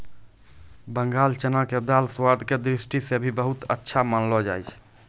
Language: Maithili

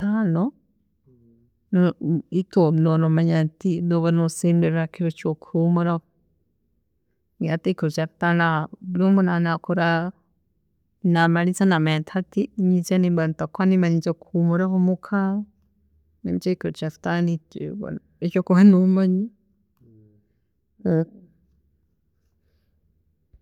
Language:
Tooro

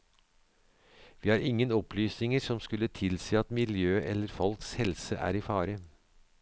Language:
Norwegian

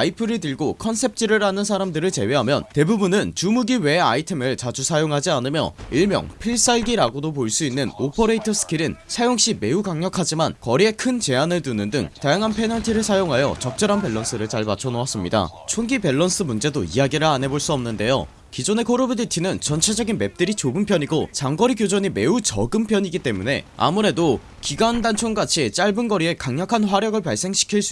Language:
Korean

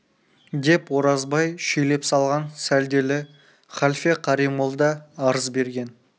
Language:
Kazakh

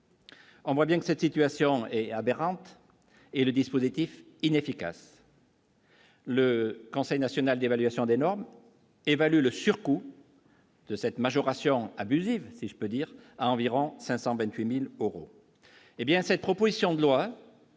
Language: French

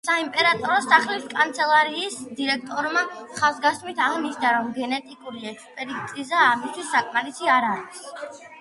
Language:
Georgian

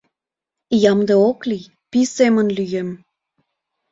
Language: Mari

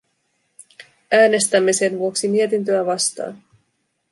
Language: Finnish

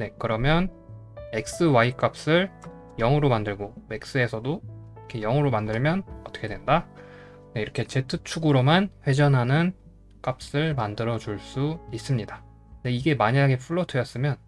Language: Korean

